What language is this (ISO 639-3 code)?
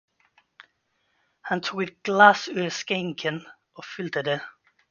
swe